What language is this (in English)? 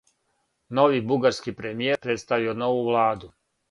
Serbian